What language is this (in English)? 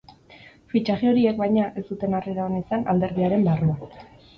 Basque